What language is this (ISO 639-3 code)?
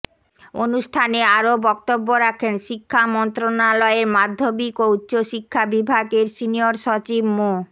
ben